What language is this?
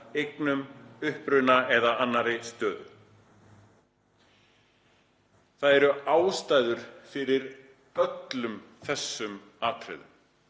Icelandic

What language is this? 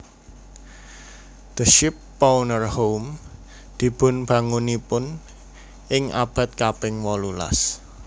Javanese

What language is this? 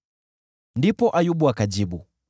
Swahili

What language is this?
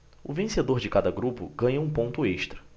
Portuguese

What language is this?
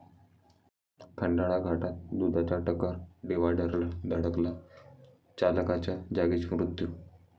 Marathi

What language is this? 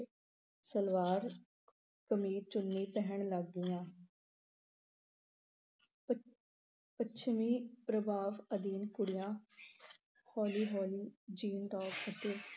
Punjabi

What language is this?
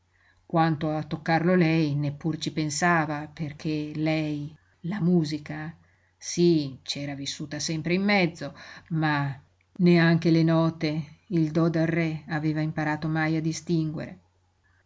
Italian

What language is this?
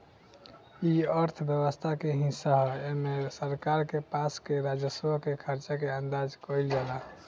Bhojpuri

